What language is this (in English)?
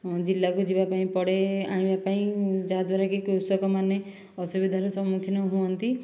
Odia